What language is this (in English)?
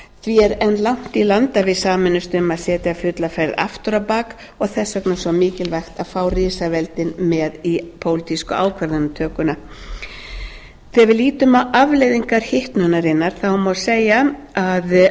Icelandic